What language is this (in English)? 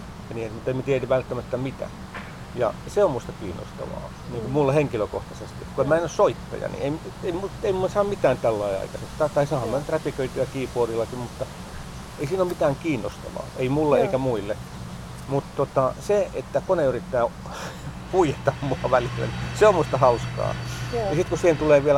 Finnish